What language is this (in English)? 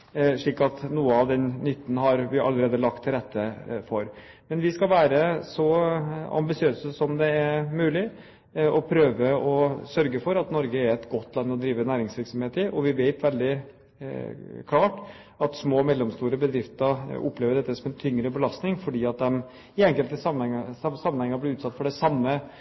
Norwegian Bokmål